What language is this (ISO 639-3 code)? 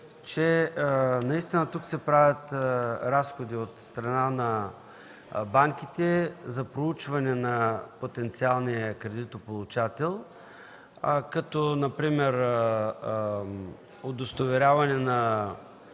bul